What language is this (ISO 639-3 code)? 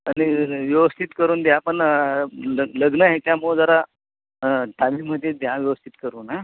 mar